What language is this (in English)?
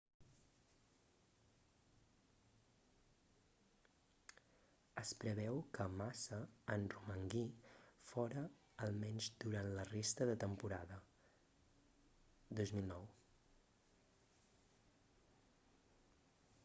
Catalan